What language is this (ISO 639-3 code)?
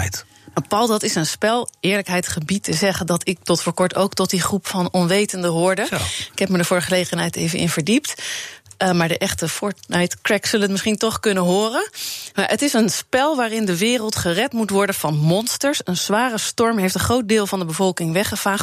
nld